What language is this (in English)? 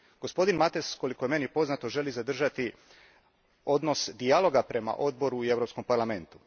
Croatian